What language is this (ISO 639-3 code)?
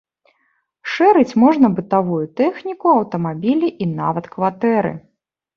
bel